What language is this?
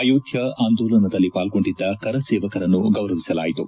Kannada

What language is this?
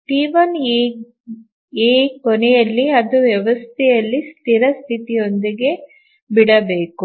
Kannada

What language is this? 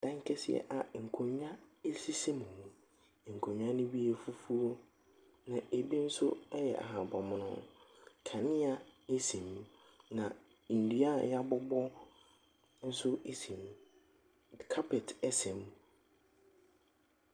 Akan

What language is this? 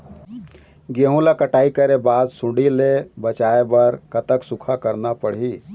Chhattisgarhi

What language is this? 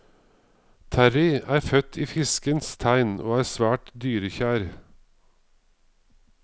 Norwegian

